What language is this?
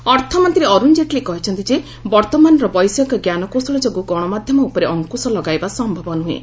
Odia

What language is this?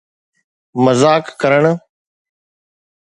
Sindhi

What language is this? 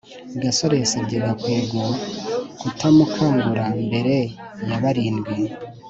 Kinyarwanda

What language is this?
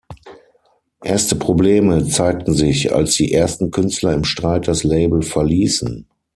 German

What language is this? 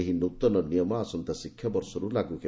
Odia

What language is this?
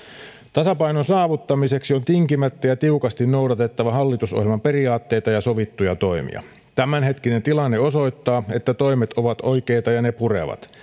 Finnish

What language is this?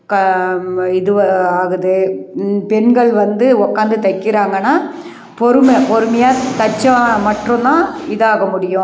Tamil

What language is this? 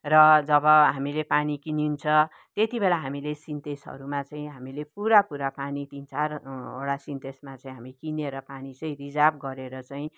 Nepali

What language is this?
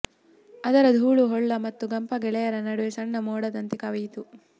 Kannada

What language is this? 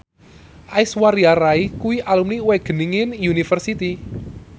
Javanese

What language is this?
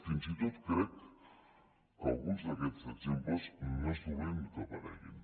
Catalan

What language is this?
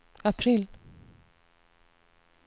Swedish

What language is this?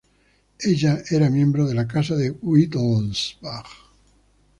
Spanish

